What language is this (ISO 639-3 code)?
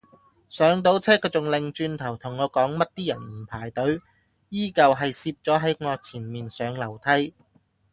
yue